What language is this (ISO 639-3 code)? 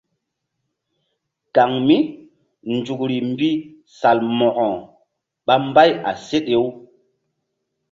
mdd